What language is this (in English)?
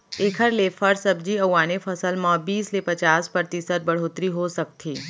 Chhattisgarhi